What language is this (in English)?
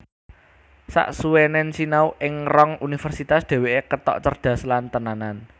Javanese